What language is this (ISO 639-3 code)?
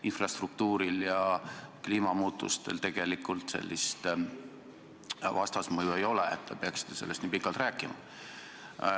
est